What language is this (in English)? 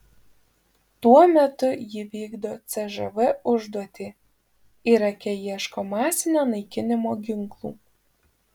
Lithuanian